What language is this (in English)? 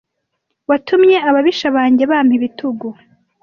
Kinyarwanda